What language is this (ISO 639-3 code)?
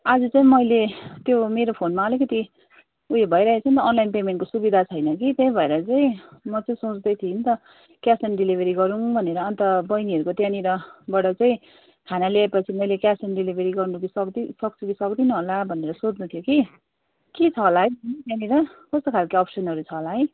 nep